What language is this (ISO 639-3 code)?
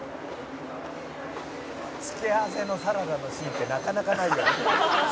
jpn